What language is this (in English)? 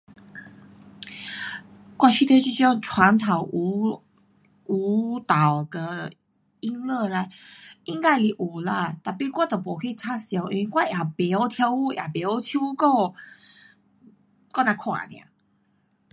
Pu-Xian Chinese